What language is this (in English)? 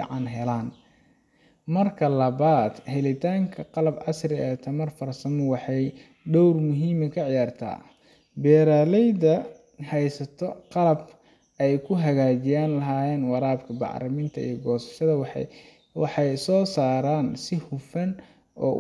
Somali